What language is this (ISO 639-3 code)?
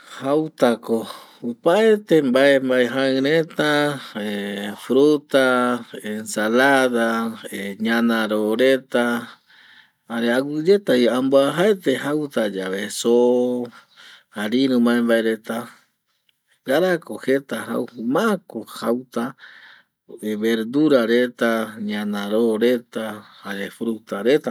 gui